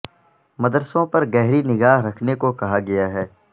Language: Urdu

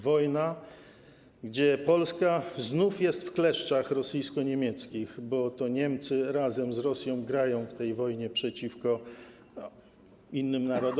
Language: Polish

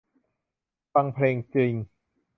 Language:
Thai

